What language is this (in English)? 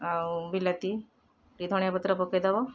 Odia